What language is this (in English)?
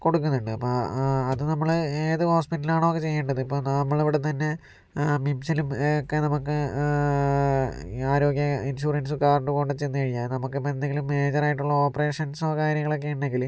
Malayalam